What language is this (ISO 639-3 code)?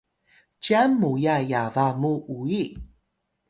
tay